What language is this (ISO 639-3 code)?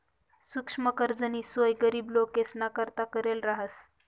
mar